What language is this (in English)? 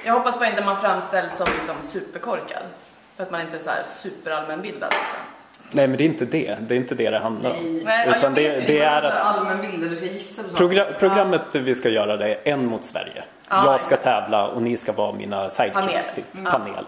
Swedish